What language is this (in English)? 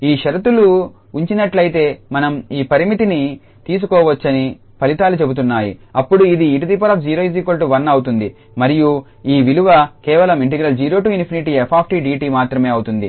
Telugu